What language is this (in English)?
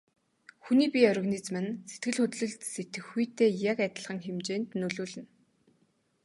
Mongolian